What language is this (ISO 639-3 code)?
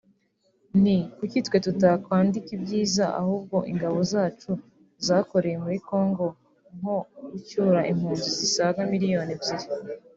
kin